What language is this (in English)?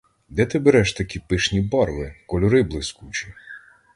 Ukrainian